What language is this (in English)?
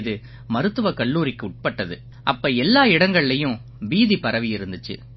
Tamil